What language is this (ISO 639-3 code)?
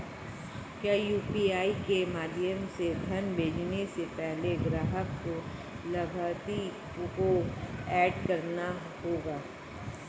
hin